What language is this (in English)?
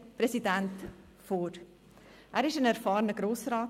Swiss German